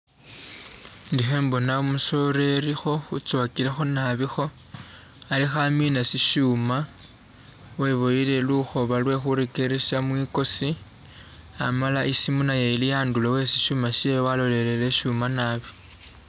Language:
Masaaba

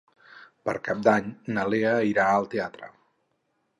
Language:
Catalan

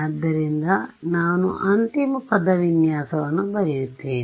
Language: Kannada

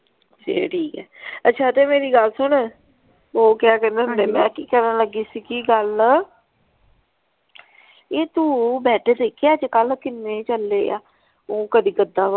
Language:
Punjabi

